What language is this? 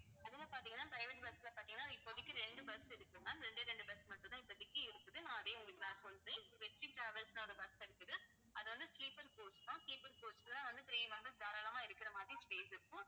Tamil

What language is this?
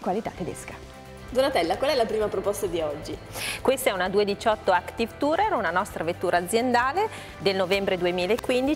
Italian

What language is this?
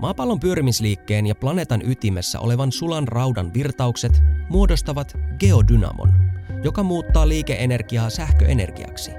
Finnish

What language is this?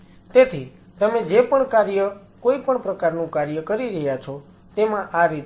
Gujarati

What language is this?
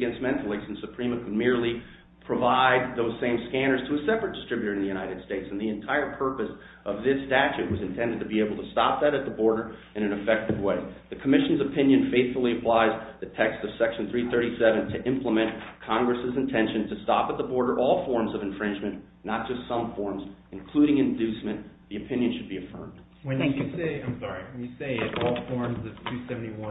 English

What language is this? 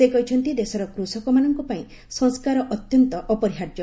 Odia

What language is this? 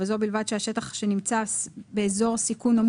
Hebrew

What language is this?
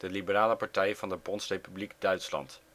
Dutch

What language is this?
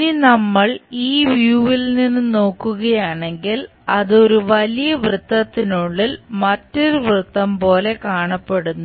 Malayalam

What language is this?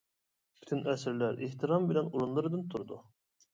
Uyghur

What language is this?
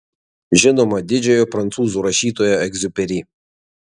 Lithuanian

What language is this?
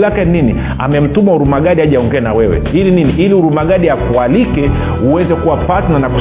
Swahili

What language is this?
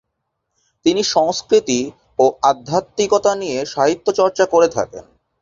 Bangla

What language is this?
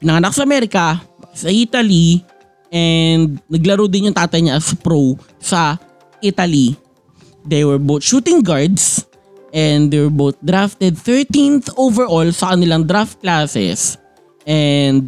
Filipino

